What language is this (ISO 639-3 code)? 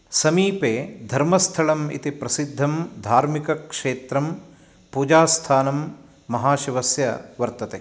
san